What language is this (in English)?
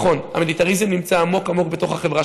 Hebrew